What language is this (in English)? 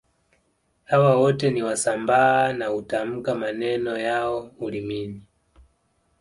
Swahili